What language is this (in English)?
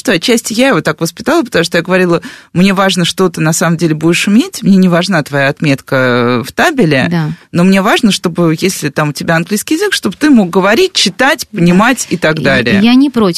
Russian